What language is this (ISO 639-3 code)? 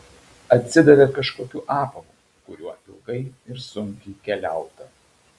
lit